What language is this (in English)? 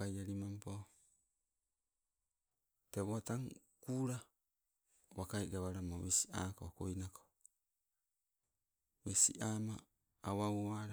Sibe